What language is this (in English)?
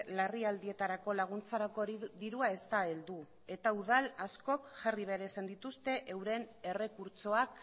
Basque